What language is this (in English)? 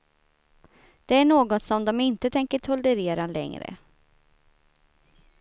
Swedish